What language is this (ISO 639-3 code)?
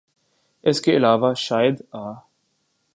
urd